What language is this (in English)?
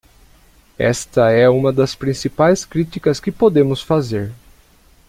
Portuguese